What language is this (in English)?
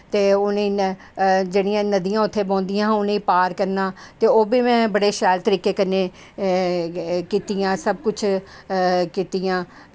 Dogri